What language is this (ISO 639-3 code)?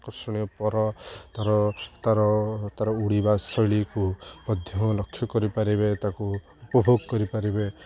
ori